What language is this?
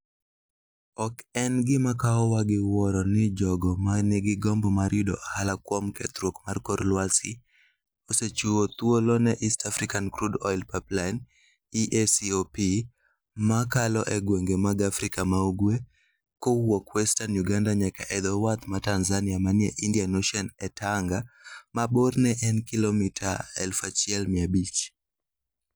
Luo (Kenya and Tanzania)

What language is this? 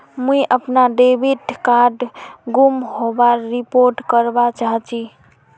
Magahi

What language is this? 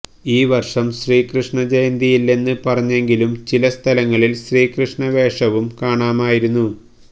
Malayalam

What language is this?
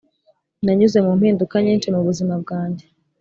Kinyarwanda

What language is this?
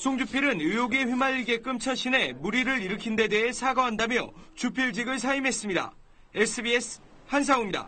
Korean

